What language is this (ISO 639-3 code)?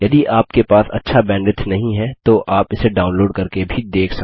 hin